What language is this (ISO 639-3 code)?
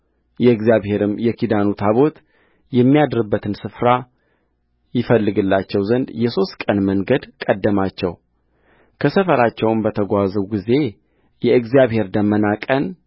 amh